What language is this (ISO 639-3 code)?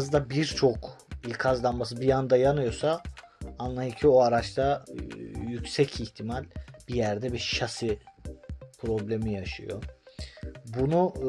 tur